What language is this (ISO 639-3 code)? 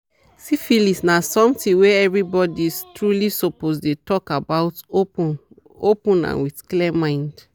pcm